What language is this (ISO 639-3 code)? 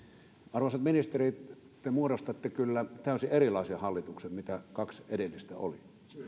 fin